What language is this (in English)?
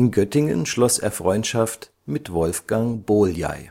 German